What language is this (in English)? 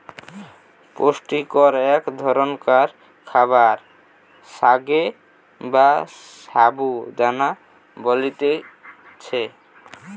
Bangla